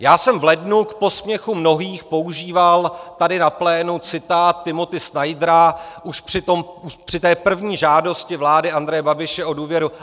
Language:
Czech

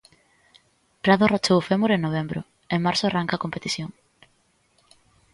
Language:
Galician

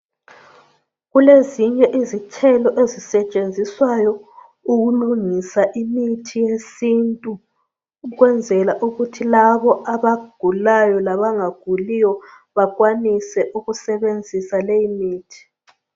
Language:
North Ndebele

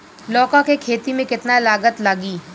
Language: Bhojpuri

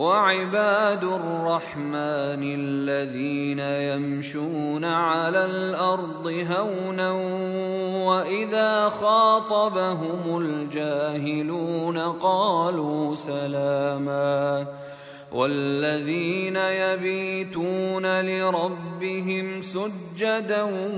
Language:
Arabic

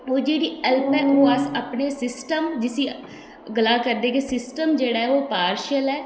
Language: Dogri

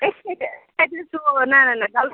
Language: Kashmiri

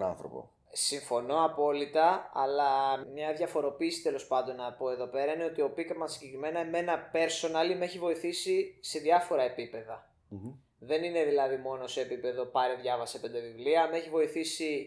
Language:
Greek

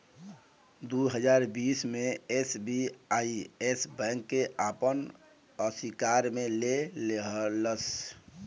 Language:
Bhojpuri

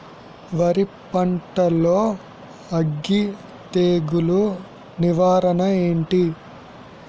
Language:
Telugu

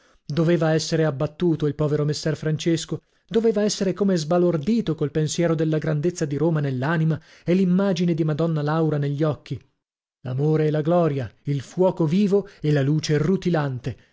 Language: Italian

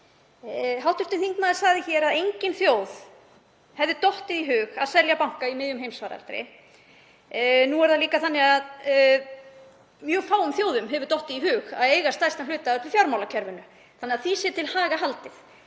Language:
Icelandic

